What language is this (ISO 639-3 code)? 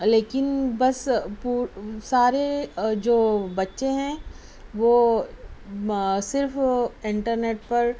urd